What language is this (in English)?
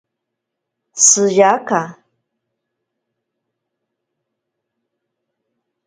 Ashéninka Perené